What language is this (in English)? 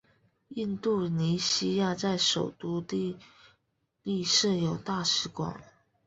Chinese